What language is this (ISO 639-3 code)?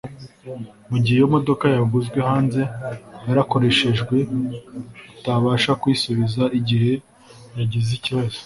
kin